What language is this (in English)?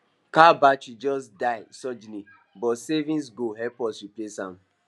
Nigerian Pidgin